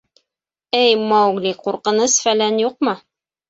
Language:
Bashkir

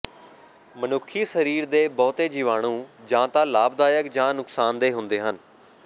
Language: Punjabi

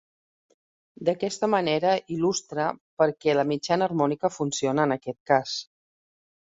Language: Catalan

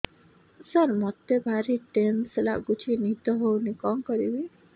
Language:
Odia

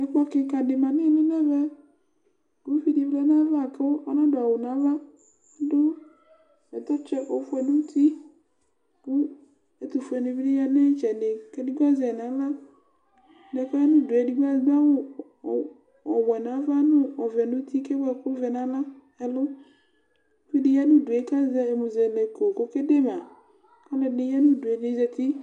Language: Ikposo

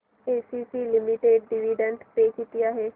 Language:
Marathi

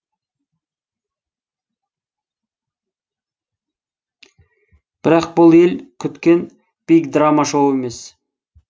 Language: Kazakh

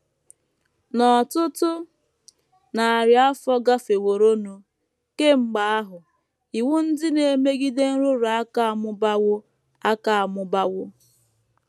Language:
Igbo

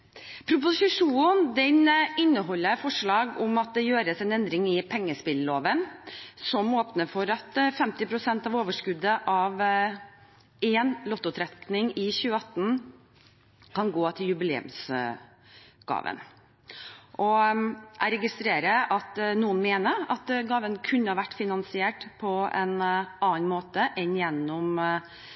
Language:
Norwegian Bokmål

